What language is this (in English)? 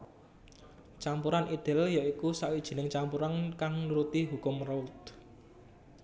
Javanese